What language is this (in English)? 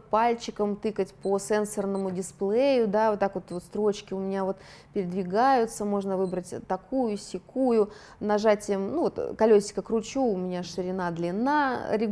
Russian